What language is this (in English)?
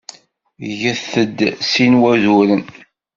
Kabyle